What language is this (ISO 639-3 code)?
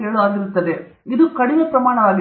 kan